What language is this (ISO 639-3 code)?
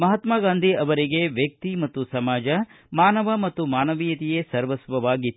kan